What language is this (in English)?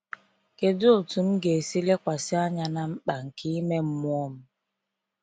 Igbo